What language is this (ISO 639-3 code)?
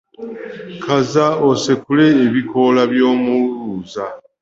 lug